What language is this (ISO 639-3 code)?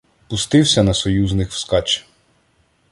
ukr